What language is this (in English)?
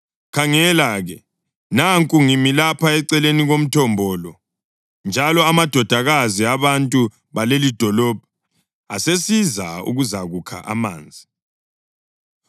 North Ndebele